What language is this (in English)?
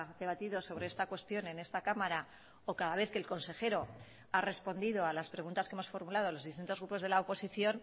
Spanish